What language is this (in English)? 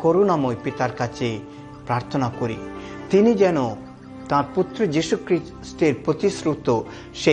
Hindi